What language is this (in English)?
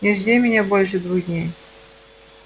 Russian